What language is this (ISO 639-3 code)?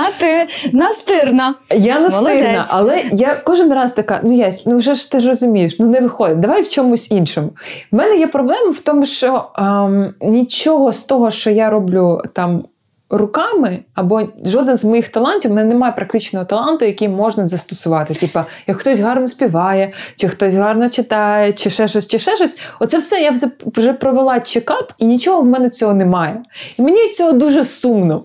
ukr